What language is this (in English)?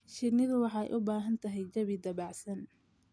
Somali